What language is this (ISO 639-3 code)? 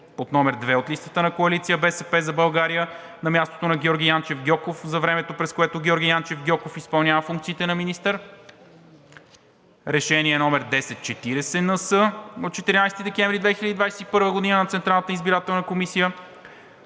bul